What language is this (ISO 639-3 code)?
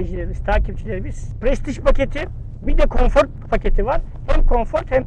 tur